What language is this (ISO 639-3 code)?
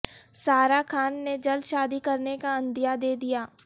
urd